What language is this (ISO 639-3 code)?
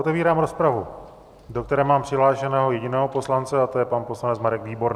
ces